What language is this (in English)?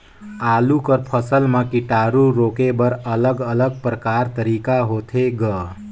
Chhattisgarhi